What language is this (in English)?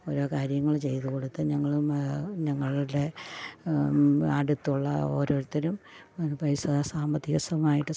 Malayalam